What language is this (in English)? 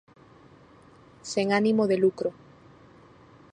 Galician